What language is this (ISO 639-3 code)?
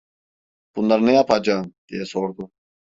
tur